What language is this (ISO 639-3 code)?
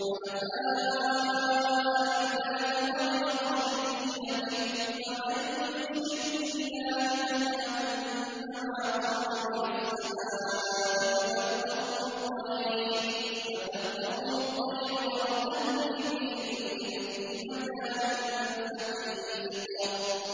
ara